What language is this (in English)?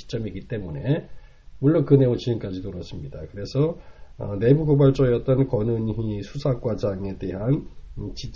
Korean